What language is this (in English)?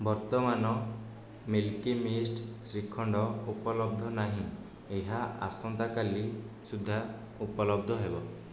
Odia